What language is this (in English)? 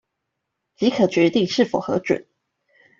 Chinese